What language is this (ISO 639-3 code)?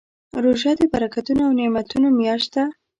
pus